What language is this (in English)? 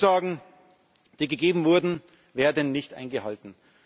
German